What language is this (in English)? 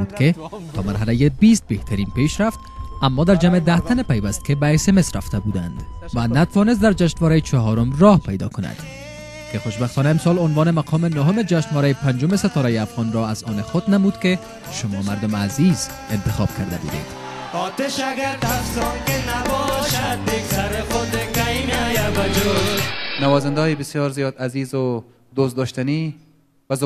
Persian